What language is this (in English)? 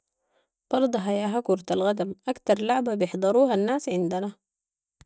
Sudanese Arabic